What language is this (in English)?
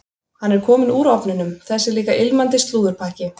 Icelandic